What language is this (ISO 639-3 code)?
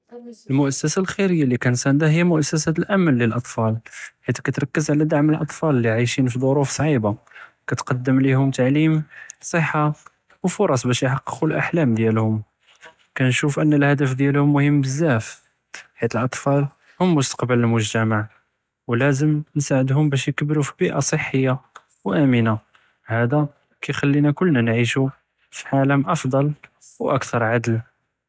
jrb